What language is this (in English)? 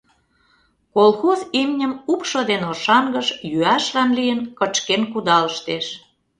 Mari